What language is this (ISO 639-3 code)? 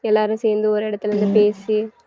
tam